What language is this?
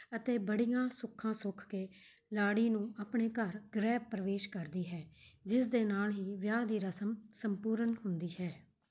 Punjabi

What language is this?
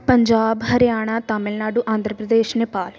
Punjabi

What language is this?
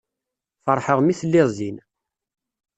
Kabyle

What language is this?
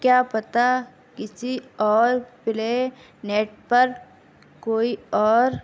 Urdu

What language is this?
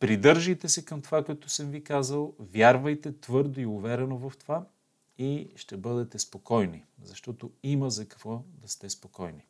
Bulgarian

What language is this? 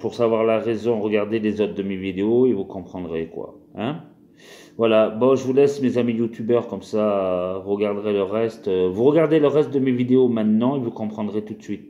French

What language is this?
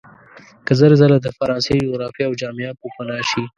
Pashto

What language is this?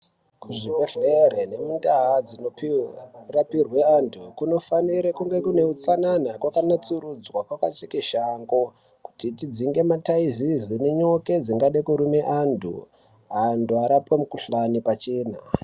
Ndau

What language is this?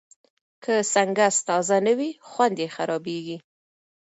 Pashto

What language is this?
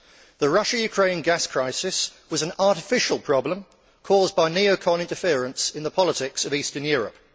English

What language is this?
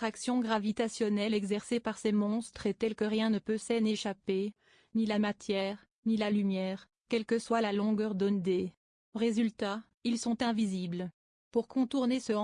French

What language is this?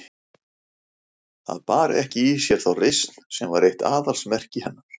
Icelandic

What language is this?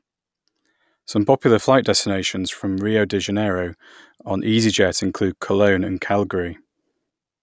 English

